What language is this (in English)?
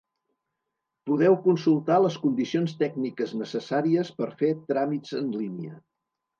Catalan